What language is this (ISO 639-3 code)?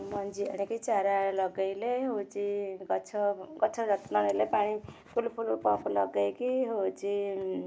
ori